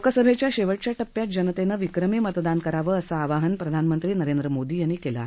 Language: Marathi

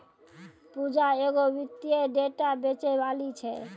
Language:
Maithili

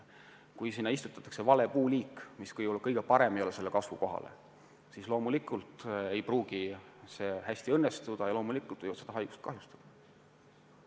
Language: Estonian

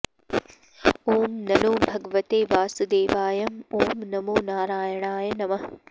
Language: Sanskrit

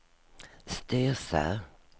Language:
Swedish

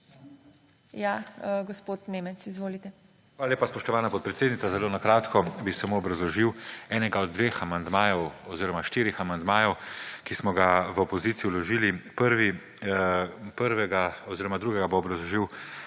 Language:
Slovenian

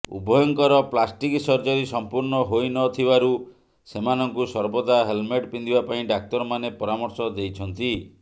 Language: Odia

